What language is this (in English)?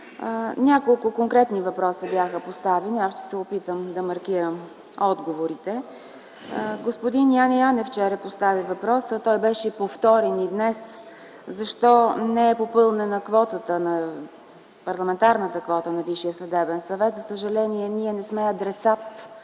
Bulgarian